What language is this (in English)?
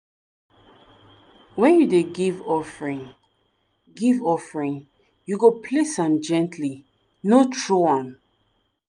Nigerian Pidgin